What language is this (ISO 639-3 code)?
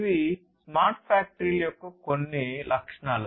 tel